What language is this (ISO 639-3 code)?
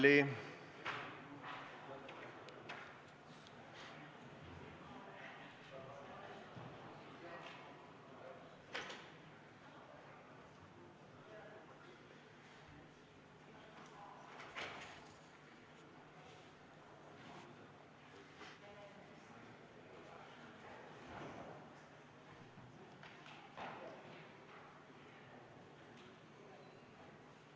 est